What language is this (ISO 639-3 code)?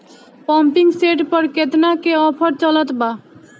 bho